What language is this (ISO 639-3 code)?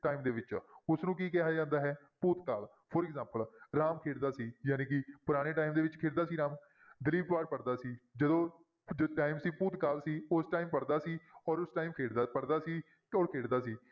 pan